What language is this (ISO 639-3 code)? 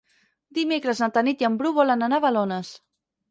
cat